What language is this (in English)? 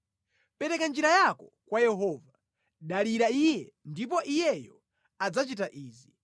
Nyanja